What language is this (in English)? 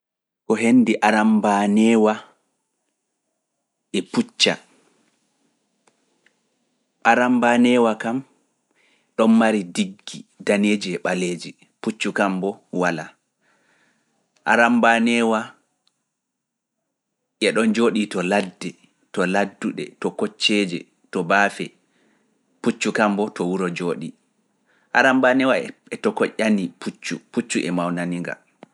Fula